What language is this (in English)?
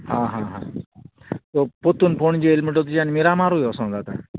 Konkani